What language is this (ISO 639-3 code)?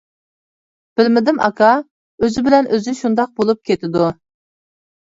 uig